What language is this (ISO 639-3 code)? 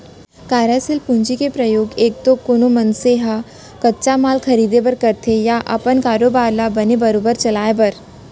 hne